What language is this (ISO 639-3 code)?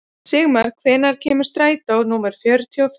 isl